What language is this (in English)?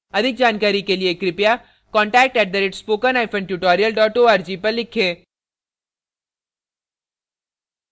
Hindi